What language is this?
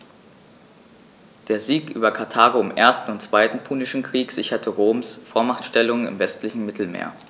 German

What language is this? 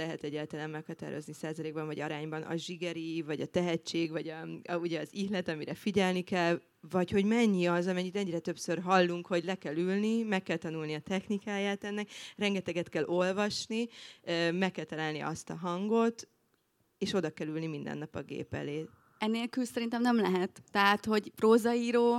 Hungarian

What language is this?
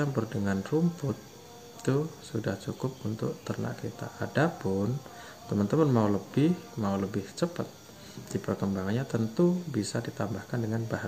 Indonesian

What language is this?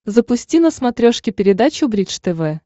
Russian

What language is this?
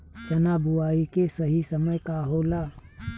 Bhojpuri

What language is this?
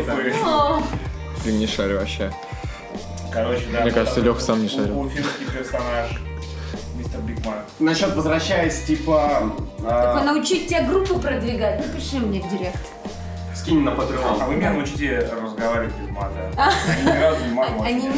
Russian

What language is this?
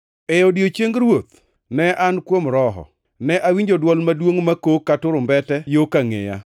Luo (Kenya and Tanzania)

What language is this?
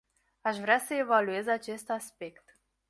Romanian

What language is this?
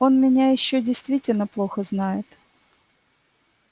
Russian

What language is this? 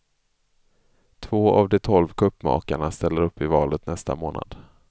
Swedish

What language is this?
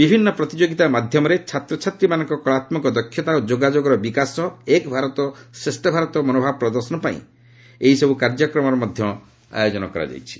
Odia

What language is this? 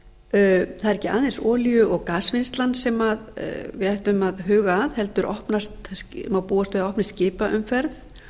Icelandic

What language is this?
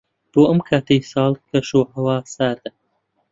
Central Kurdish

